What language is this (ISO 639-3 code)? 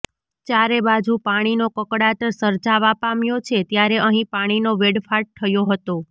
guj